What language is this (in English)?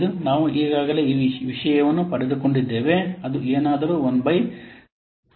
Kannada